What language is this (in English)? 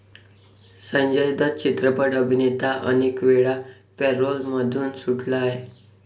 Marathi